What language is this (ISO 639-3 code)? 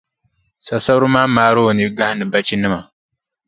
dag